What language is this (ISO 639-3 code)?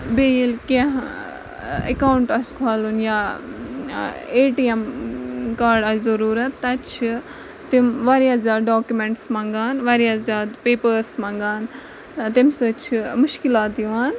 kas